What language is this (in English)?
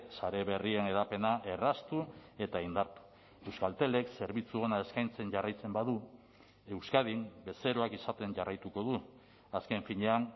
Basque